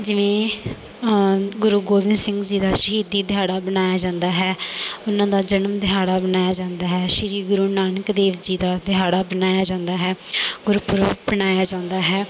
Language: Punjabi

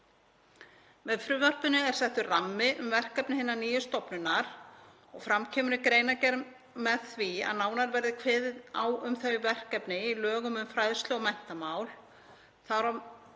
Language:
Icelandic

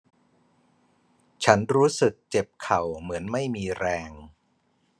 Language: Thai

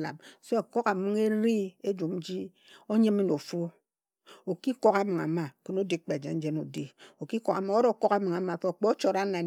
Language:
Ejagham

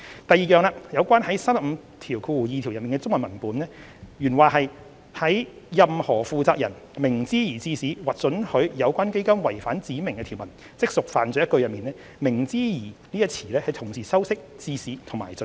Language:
Cantonese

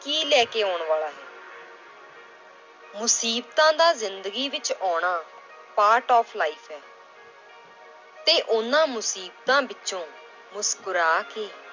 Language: Punjabi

